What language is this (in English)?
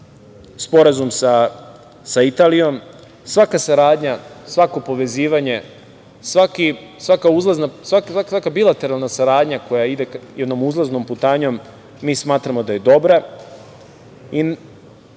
Serbian